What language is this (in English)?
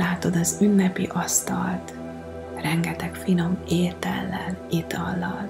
Hungarian